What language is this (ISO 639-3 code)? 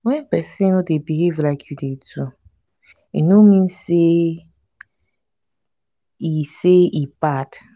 pcm